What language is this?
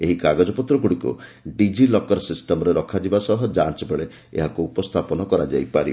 Odia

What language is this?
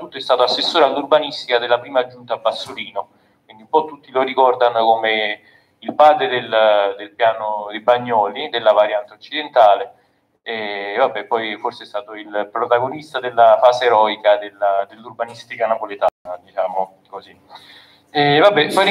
Italian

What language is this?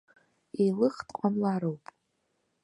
Abkhazian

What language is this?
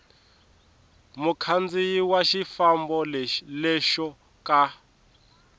Tsonga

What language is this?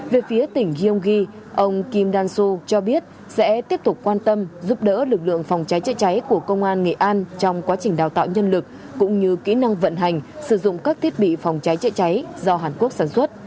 Vietnamese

